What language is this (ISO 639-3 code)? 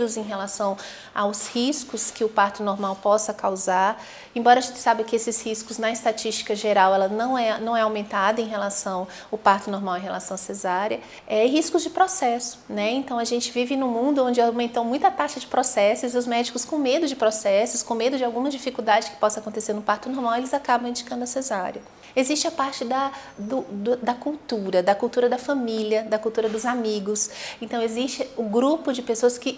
por